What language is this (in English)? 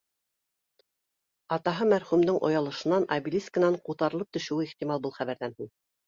Bashkir